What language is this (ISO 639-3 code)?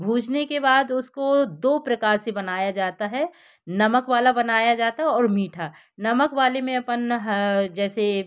hin